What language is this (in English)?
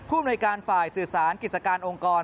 Thai